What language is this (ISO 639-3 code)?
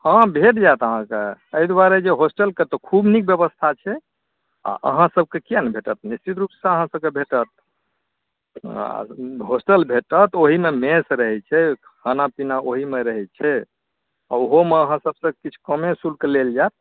mai